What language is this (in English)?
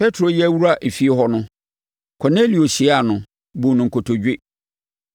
Akan